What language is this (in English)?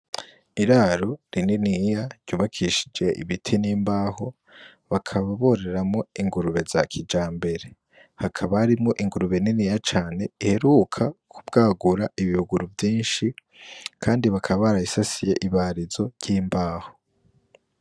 Rundi